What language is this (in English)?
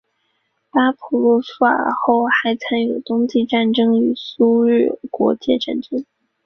Chinese